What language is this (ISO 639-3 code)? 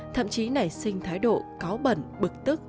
vie